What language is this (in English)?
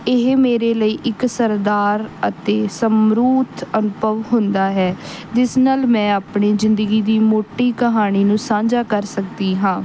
Punjabi